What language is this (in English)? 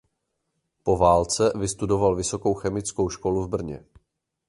Czech